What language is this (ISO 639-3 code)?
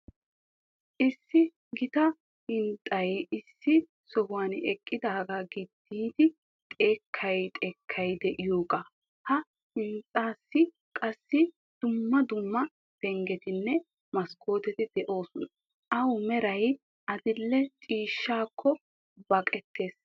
wal